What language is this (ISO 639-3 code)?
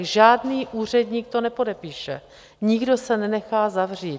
ces